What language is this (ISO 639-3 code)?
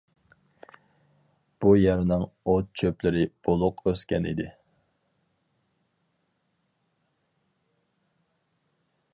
uig